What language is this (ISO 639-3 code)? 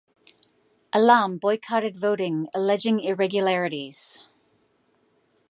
eng